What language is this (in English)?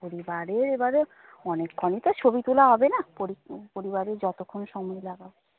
Bangla